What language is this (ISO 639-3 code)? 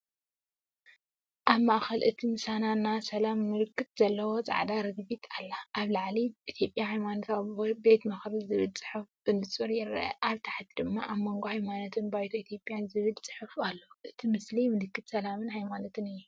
tir